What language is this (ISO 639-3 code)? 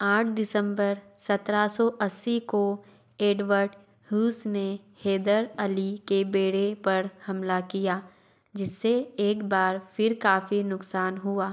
hin